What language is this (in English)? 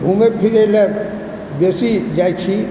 Maithili